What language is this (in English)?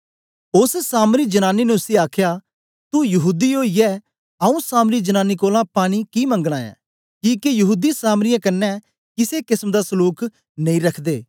Dogri